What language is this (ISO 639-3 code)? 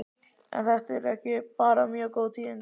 isl